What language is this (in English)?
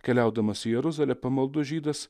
Lithuanian